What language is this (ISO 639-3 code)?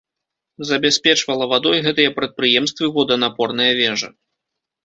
bel